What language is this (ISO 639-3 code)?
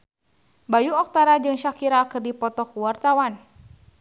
sun